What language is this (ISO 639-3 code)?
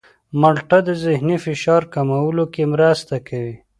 pus